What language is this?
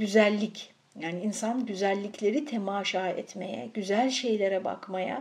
Turkish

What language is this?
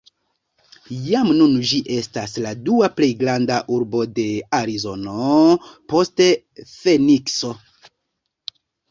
Esperanto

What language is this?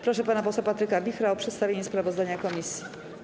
Polish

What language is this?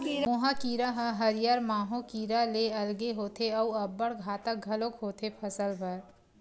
Chhattisgarhi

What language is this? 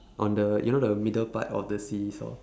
English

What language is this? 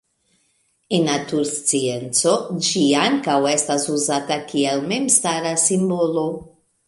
Esperanto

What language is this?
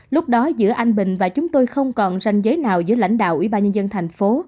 Vietnamese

